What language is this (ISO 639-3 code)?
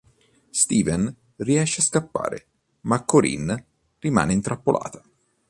ita